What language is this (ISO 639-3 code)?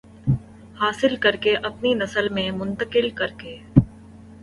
urd